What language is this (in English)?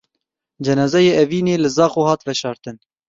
Kurdish